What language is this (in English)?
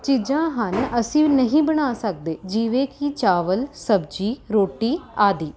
Punjabi